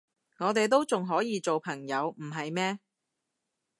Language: Cantonese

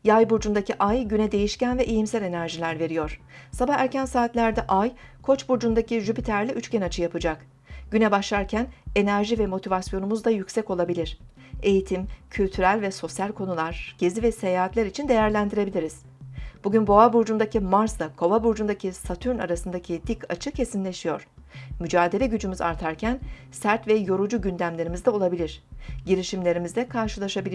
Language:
Turkish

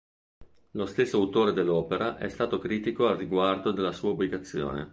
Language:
Italian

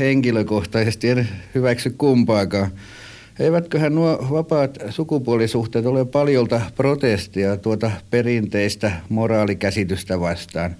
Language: Finnish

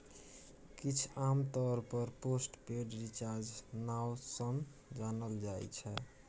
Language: Maithili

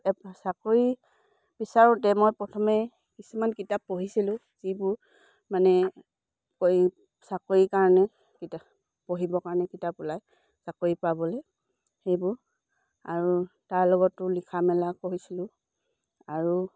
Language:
Assamese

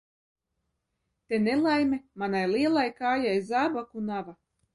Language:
Latvian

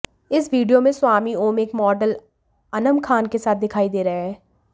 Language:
Hindi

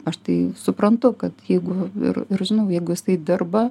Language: Lithuanian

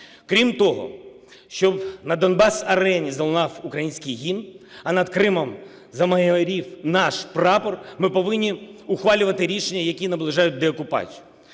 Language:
Ukrainian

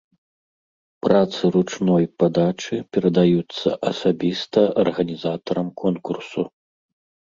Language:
Belarusian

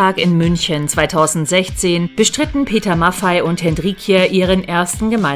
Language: German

